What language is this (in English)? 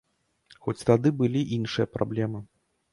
Belarusian